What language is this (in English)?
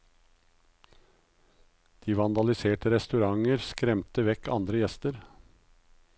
Norwegian